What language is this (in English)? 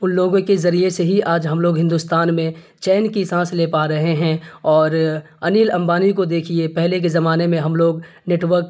Urdu